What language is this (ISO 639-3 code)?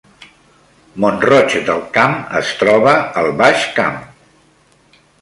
cat